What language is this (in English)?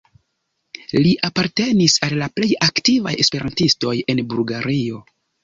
Esperanto